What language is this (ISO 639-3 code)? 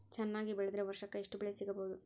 kan